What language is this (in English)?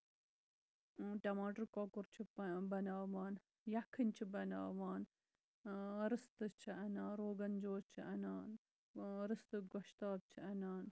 Kashmiri